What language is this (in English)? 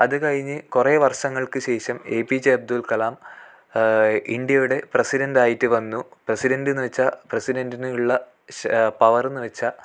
Malayalam